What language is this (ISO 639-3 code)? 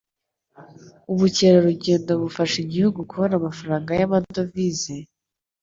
kin